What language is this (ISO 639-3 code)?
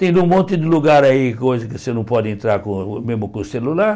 por